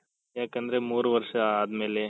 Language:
Kannada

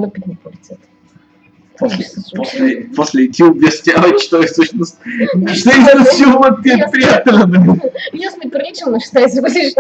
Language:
Bulgarian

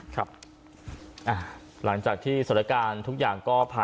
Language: Thai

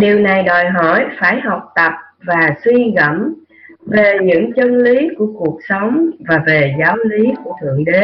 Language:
Vietnamese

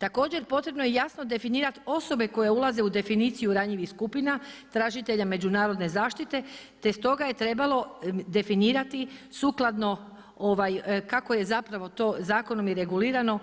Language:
Croatian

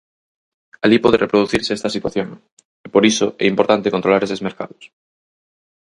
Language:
Galician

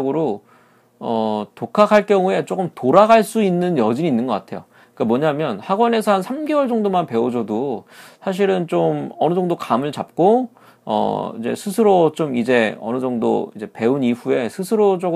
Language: Korean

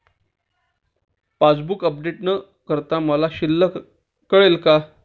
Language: Marathi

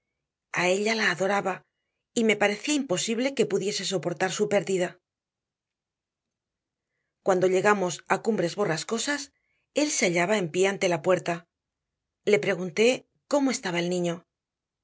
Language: Spanish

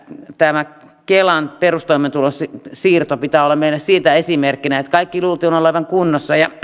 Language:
Finnish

